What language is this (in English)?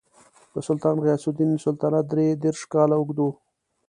Pashto